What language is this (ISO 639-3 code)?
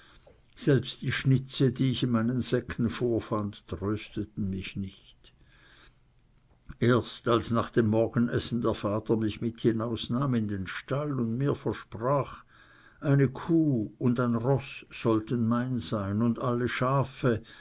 deu